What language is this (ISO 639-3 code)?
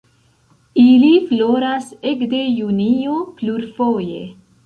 epo